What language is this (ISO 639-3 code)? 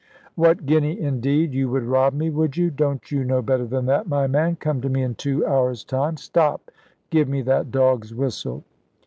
eng